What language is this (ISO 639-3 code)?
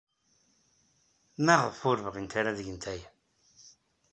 kab